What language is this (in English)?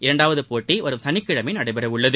Tamil